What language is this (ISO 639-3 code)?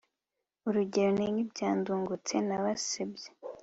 kin